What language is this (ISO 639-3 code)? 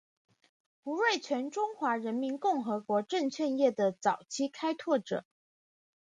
zho